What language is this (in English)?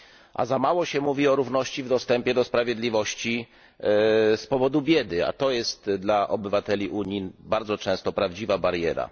Polish